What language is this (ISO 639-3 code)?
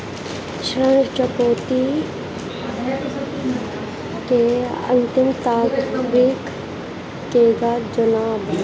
bho